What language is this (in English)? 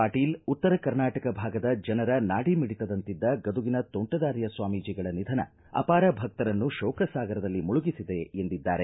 Kannada